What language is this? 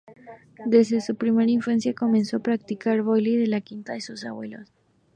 Spanish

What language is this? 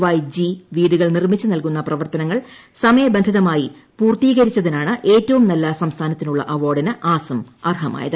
Malayalam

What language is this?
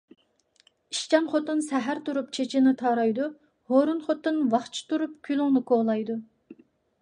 Uyghur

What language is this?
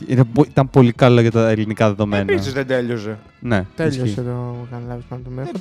Greek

